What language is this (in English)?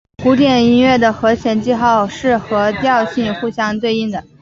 Chinese